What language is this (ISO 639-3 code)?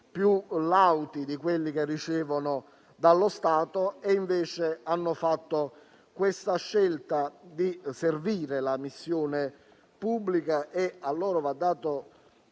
ita